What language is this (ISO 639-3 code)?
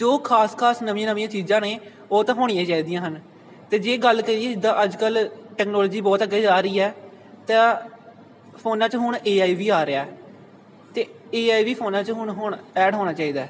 pan